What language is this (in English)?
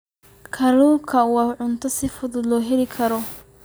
Somali